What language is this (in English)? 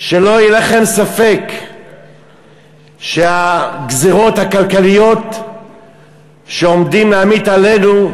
Hebrew